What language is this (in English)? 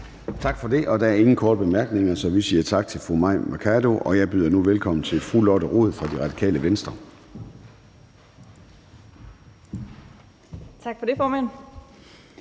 Danish